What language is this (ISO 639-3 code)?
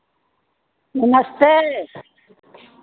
hin